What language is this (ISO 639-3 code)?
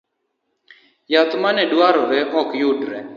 luo